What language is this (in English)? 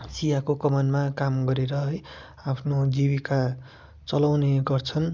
Nepali